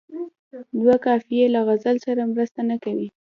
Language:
Pashto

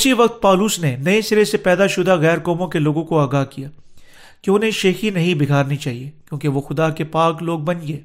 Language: Urdu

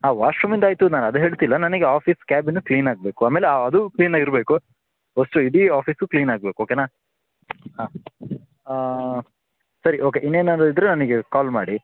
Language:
Kannada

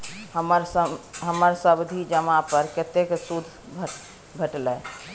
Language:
Maithili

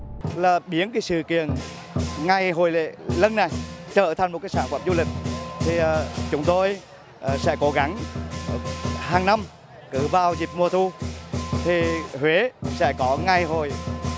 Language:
Vietnamese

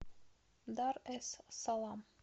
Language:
Russian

